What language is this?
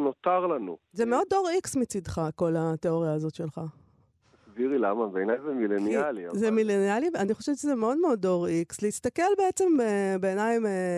Hebrew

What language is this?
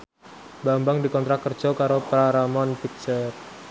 Javanese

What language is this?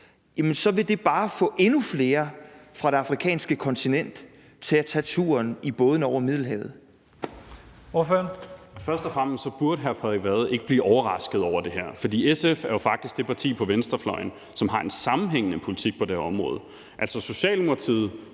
Danish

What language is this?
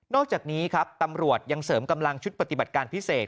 Thai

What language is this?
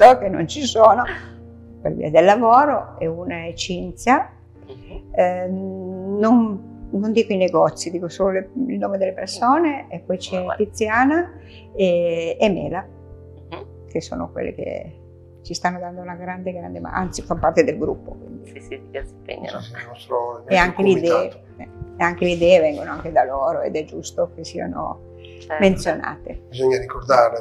Italian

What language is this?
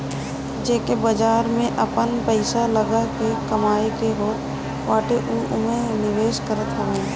Bhojpuri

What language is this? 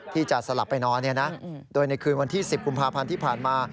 Thai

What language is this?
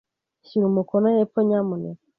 Kinyarwanda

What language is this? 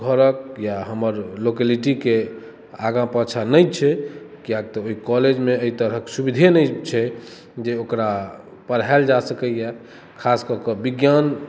Maithili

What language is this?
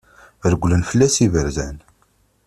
Kabyle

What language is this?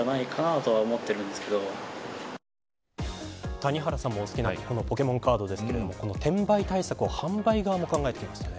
Japanese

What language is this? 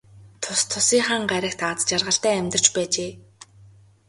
Mongolian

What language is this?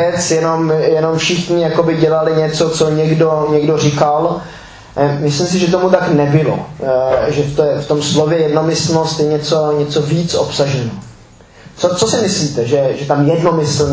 Czech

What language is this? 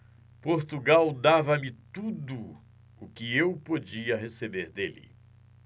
Portuguese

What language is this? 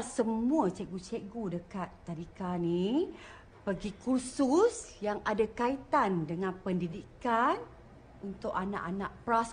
Malay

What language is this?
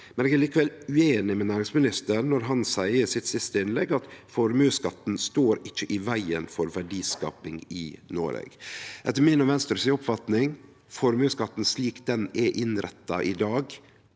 Norwegian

